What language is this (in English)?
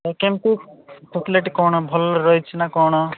Odia